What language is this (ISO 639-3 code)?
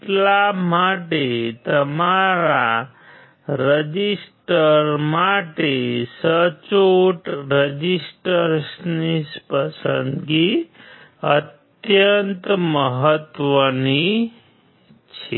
guj